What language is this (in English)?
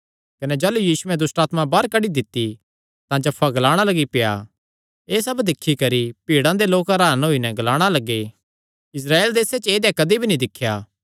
Kangri